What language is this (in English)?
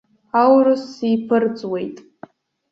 Abkhazian